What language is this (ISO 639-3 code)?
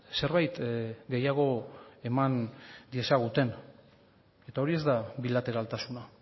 eus